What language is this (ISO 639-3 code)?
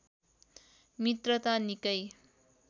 nep